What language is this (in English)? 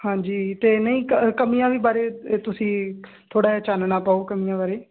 Punjabi